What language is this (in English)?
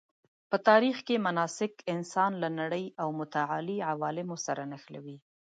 Pashto